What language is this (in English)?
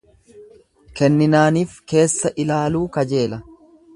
Oromo